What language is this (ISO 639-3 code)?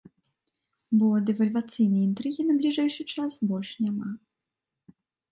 bel